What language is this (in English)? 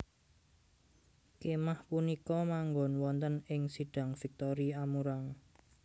Javanese